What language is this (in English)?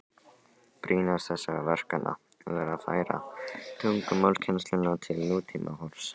Icelandic